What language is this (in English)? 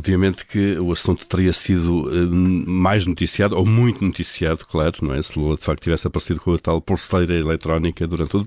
Portuguese